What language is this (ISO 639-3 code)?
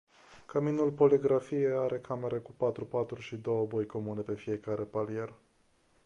ron